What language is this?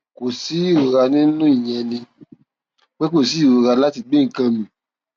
Yoruba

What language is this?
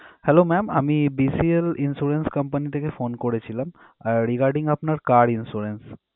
Bangla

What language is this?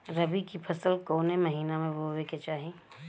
Bhojpuri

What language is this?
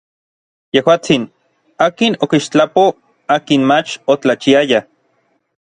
Orizaba Nahuatl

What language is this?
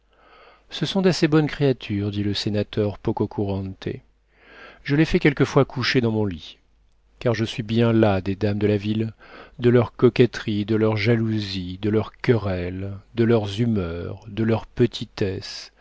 French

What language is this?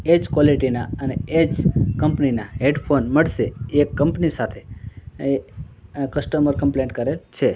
Gujarati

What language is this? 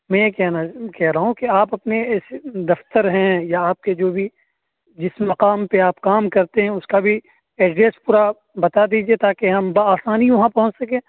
Urdu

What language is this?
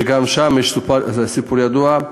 Hebrew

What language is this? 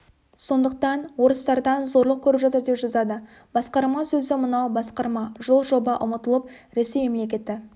Kazakh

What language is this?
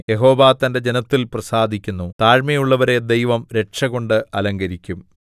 Malayalam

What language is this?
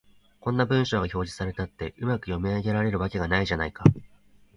Japanese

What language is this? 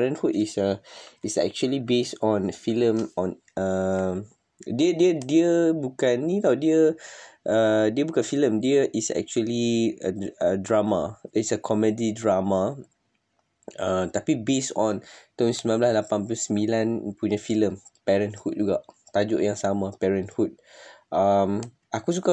Malay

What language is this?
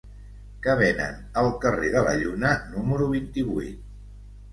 Catalan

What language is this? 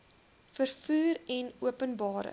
Afrikaans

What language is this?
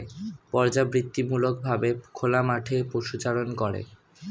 Bangla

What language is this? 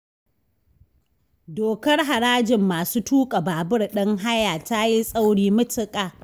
Hausa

